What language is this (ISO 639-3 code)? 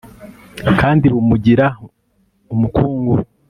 kin